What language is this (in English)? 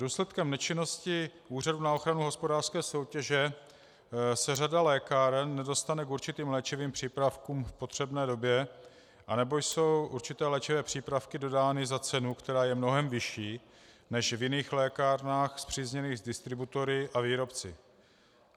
Czech